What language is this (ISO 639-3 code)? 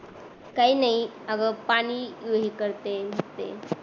mar